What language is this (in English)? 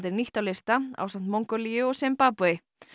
Icelandic